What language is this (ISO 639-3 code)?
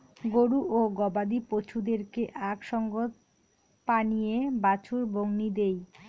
ben